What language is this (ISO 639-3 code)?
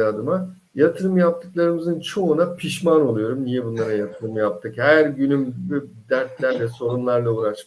tur